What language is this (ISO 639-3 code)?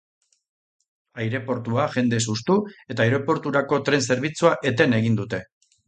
eus